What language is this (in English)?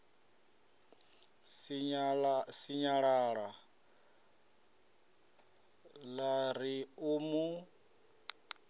Venda